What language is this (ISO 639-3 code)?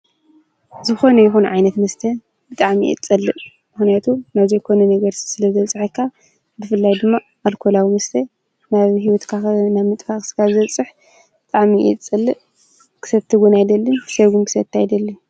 tir